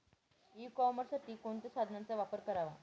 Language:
Marathi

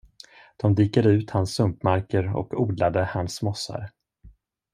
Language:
Swedish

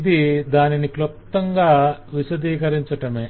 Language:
Telugu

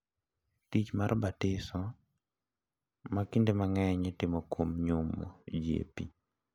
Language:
Luo (Kenya and Tanzania)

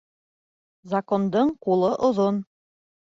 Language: Bashkir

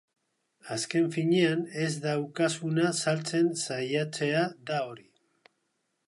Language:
Basque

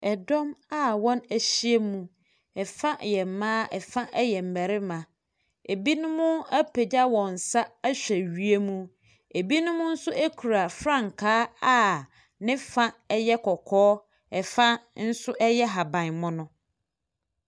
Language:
Akan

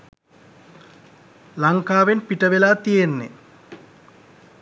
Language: Sinhala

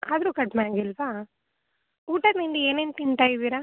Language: Kannada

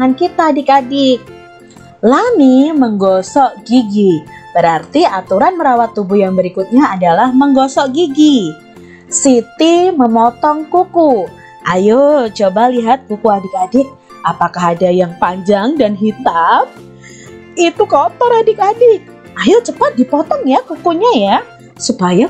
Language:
Indonesian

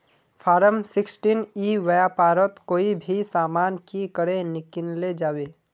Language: Magahi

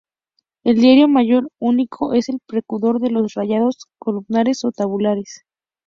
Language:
Spanish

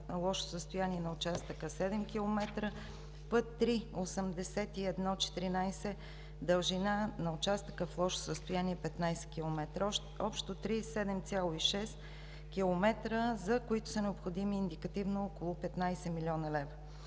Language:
Bulgarian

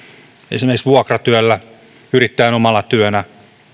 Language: Finnish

